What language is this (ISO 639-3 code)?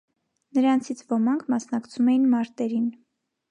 hye